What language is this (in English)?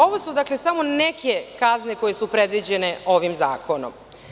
Serbian